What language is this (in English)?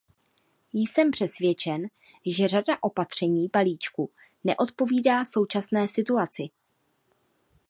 Czech